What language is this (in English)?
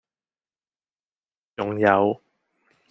Cantonese